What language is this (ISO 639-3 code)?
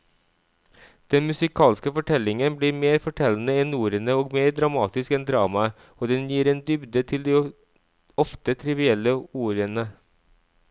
nor